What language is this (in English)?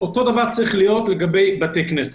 Hebrew